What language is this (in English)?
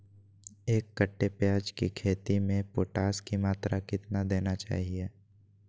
Magahi